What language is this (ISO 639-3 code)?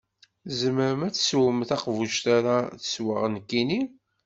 kab